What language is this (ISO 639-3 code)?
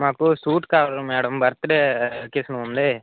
tel